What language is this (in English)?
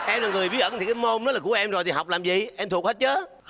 Vietnamese